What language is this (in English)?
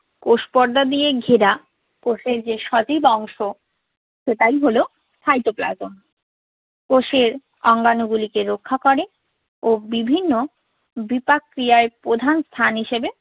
Bangla